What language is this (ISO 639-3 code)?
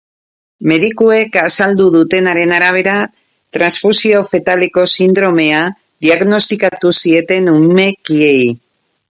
eus